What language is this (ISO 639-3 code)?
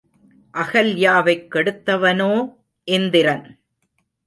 tam